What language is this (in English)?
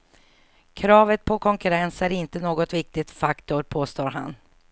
Swedish